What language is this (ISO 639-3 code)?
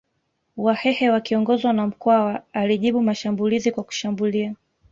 swa